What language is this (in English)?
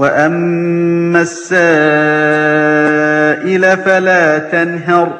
Arabic